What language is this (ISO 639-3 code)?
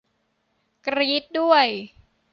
tha